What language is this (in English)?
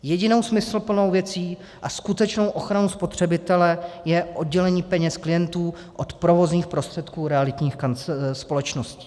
Czech